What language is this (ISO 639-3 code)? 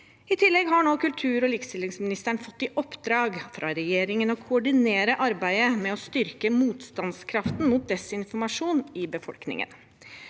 nor